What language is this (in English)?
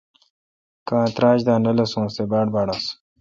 Kalkoti